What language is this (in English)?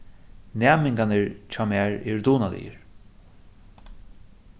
Faroese